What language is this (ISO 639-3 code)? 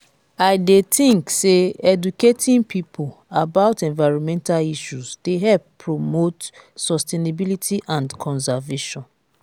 pcm